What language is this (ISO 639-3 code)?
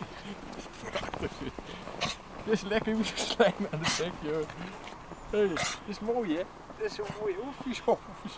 nld